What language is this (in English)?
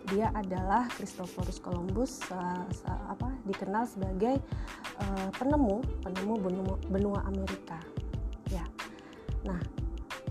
Indonesian